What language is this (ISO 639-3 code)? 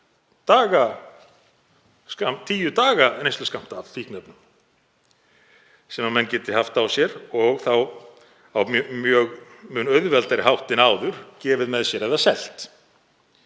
isl